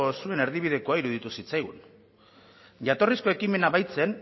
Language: Basque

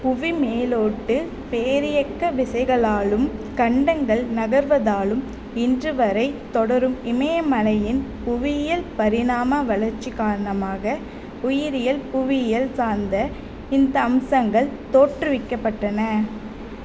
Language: Tamil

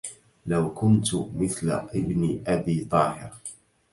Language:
Arabic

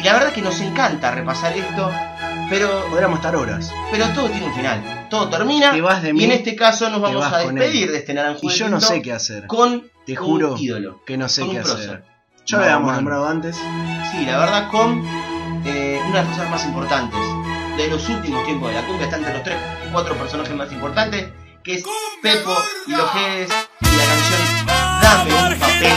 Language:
Spanish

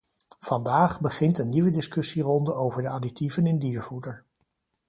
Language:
Dutch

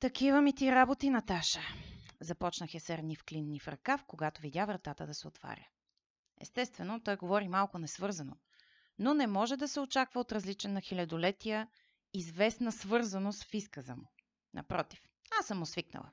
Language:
Bulgarian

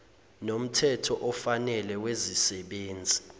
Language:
Zulu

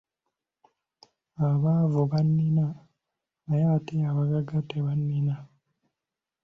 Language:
Ganda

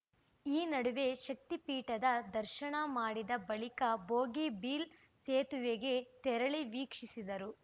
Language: Kannada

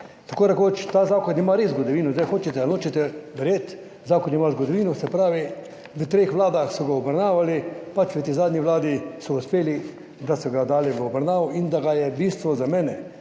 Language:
Slovenian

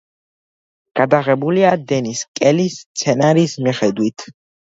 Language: Georgian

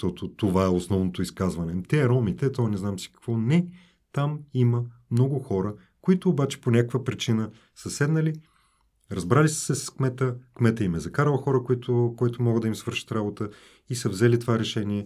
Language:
Bulgarian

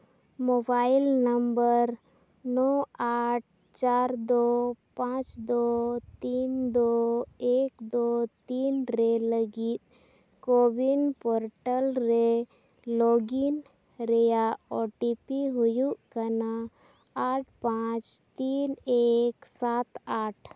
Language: Santali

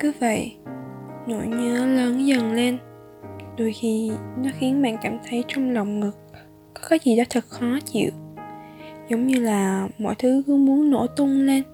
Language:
Vietnamese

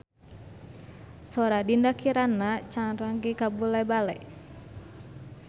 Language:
Sundanese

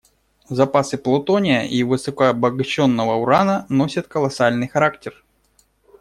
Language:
Russian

